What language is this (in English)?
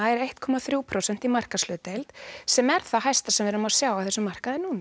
Icelandic